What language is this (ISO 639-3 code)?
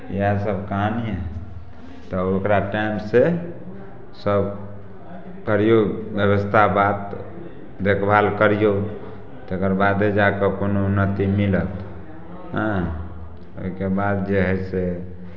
mai